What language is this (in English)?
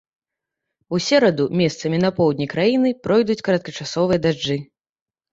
Belarusian